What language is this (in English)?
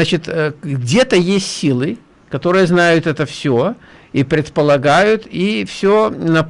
Russian